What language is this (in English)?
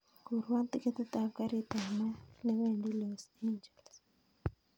Kalenjin